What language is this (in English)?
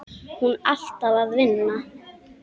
Icelandic